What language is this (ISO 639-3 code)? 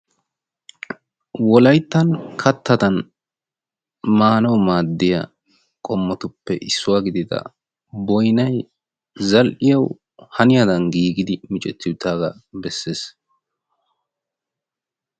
wal